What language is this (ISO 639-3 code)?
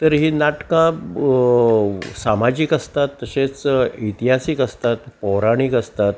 kok